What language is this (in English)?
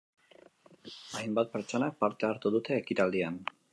Basque